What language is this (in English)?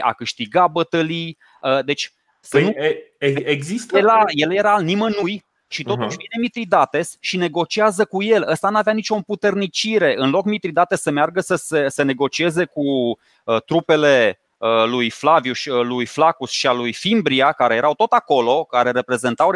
Romanian